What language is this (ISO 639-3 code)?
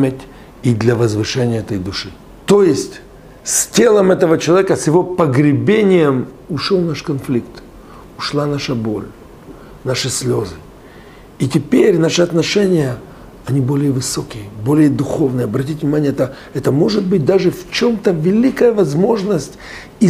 rus